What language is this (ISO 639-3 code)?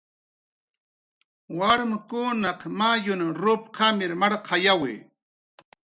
jqr